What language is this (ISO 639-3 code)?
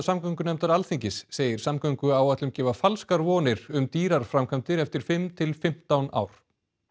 isl